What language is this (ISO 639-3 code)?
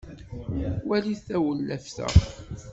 kab